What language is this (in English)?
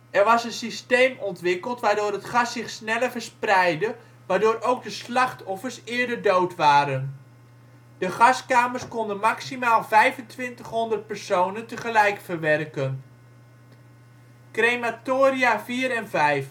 Dutch